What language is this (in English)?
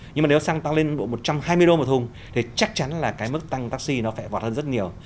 Vietnamese